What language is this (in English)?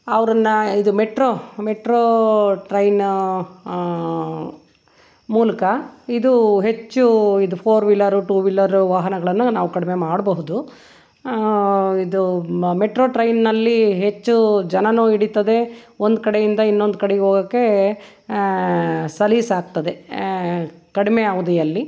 Kannada